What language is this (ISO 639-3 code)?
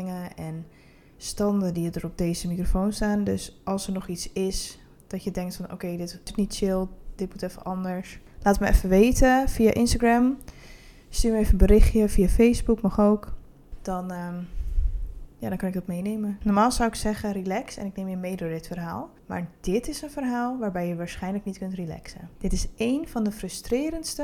nld